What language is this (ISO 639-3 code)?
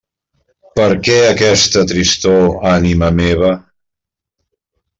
cat